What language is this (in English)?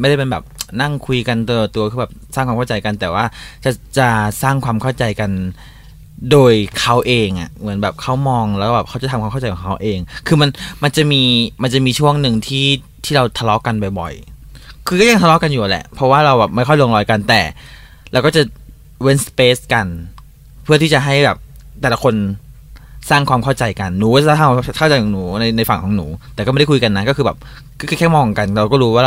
Thai